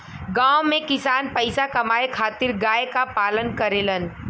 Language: Bhojpuri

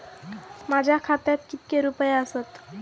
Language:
Marathi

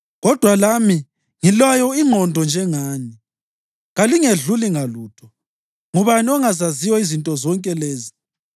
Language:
North Ndebele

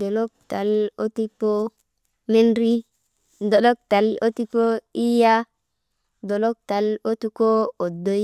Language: Maba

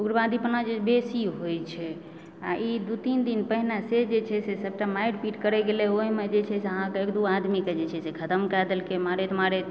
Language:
Maithili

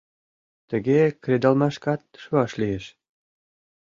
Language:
Mari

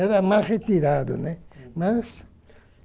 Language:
Portuguese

